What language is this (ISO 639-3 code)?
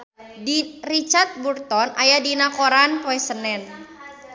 sun